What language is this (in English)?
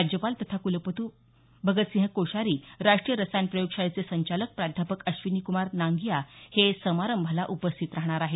Marathi